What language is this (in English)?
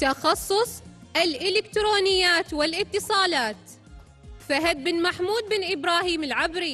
Arabic